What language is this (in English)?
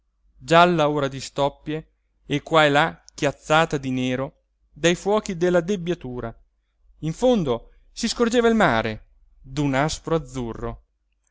Italian